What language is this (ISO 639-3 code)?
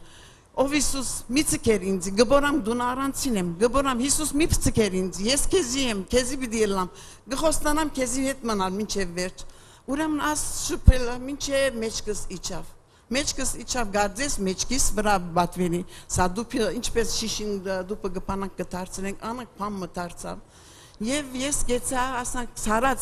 tur